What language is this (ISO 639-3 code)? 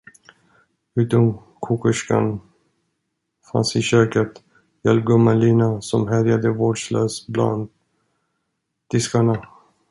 swe